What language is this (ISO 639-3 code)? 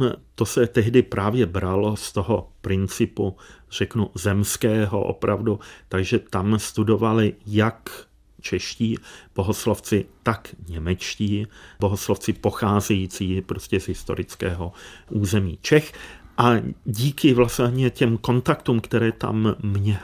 ces